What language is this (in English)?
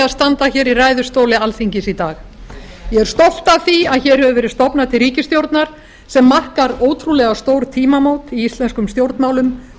Icelandic